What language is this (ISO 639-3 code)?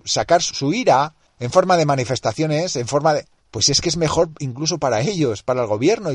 spa